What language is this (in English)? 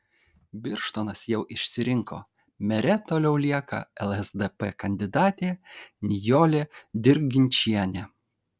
Lithuanian